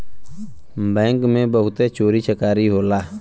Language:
Bhojpuri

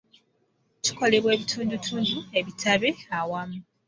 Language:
Ganda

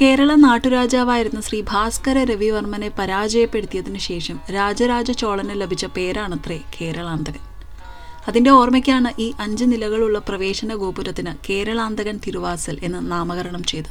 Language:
Malayalam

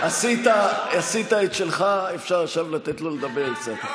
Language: Hebrew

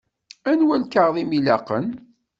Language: Kabyle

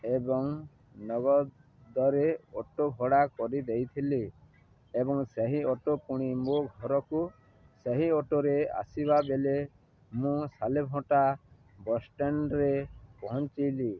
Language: Odia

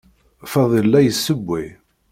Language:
Kabyle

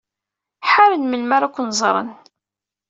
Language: Kabyle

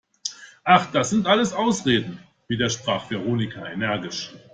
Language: German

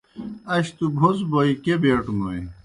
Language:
Kohistani Shina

